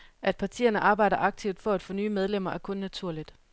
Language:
Danish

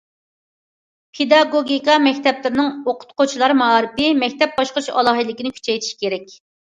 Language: Uyghur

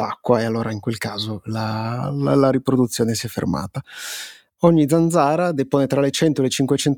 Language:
Italian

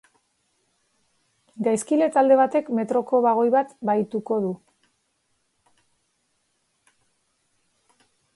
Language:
Basque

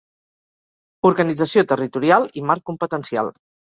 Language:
Catalan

